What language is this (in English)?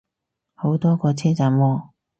Cantonese